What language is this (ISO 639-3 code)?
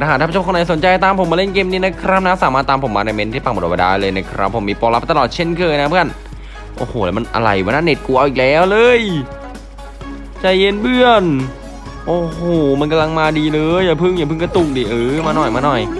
tha